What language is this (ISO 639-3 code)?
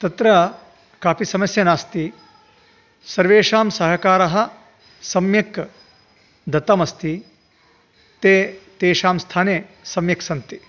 san